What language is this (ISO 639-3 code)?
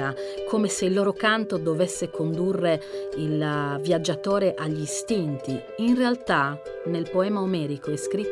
ita